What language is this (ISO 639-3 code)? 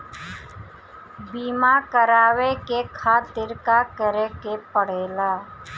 bho